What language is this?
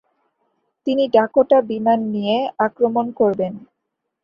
Bangla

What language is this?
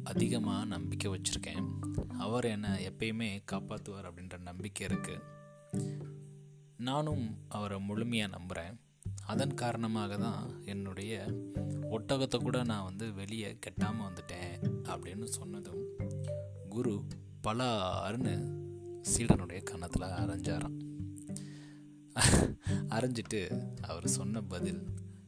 Tamil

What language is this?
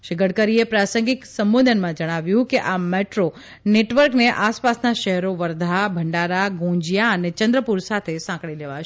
Gujarati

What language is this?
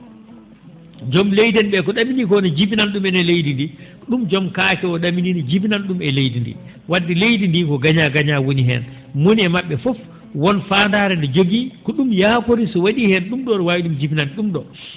Fula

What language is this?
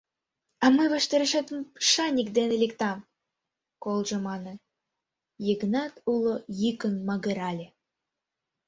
Mari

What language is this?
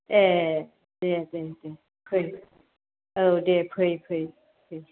Bodo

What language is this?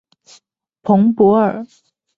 Chinese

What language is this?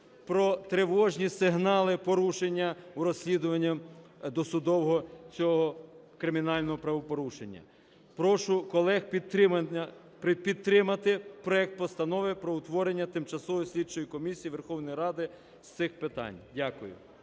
Ukrainian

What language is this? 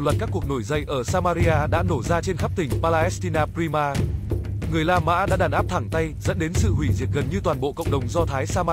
Vietnamese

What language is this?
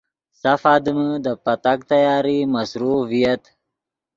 Yidgha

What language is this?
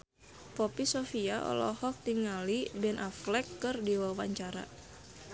Sundanese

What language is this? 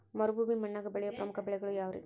Kannada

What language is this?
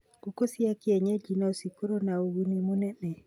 Kikuyu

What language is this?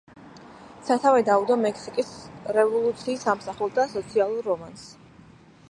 Georgian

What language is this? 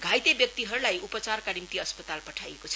Nepali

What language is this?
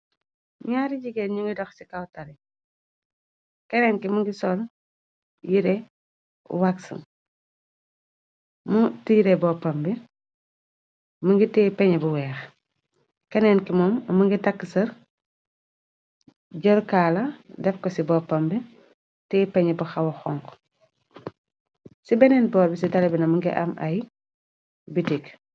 Wolof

